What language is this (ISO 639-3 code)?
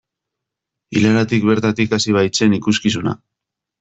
eus